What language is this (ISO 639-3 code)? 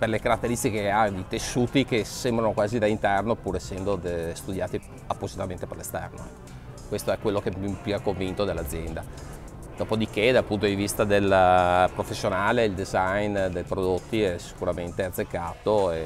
ita